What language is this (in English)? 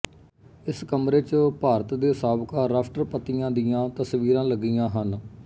Punjabi